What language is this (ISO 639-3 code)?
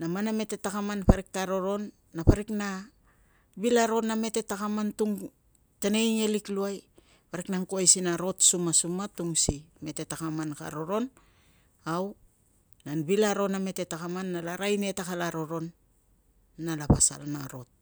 lcm